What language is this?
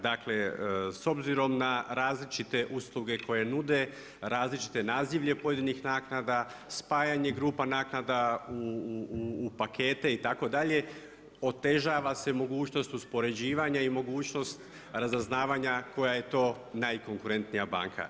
Croatian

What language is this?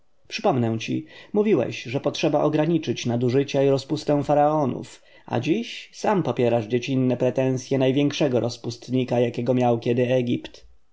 Polish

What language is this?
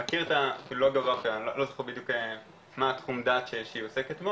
Hebrew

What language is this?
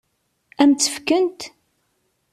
Kabyle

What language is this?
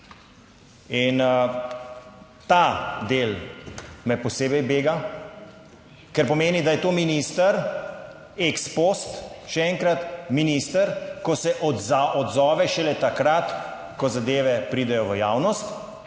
Slovenian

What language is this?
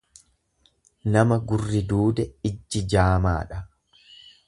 Oromo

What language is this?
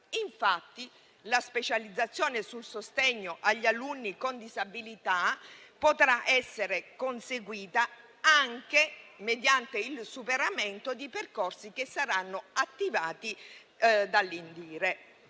Italian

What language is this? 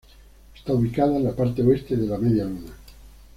Spanish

